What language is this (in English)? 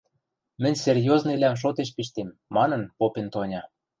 Western Mari